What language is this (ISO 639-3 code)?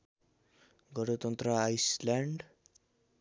nep